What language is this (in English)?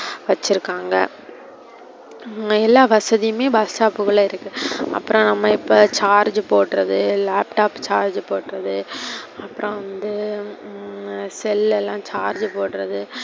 Tamil